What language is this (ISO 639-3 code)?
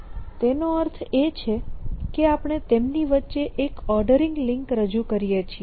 guj